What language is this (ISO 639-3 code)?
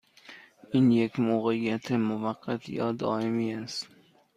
fas